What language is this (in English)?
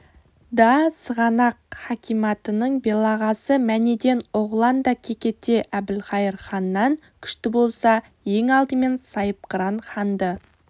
Kazakh